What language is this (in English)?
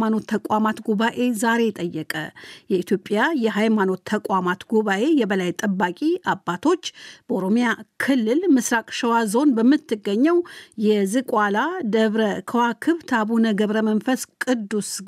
Amharic